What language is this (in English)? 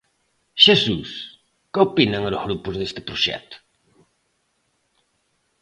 Galician